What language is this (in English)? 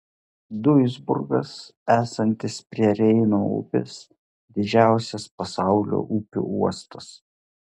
Lithuanian